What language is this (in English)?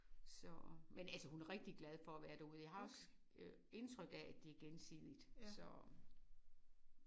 Danish